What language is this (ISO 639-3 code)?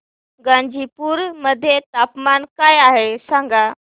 mar